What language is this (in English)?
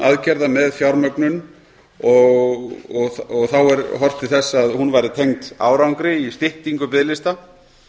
Icelandic